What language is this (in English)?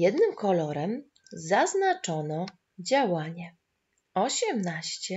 Polish